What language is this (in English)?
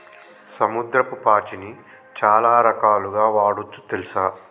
Telugu